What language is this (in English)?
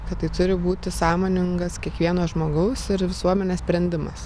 Lithuanian